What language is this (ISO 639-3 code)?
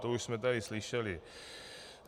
ces